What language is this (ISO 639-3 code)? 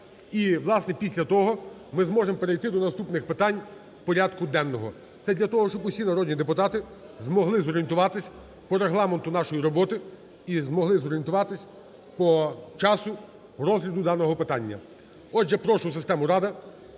ukr